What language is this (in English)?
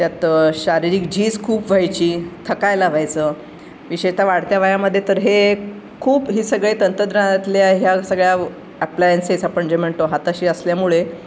Marathi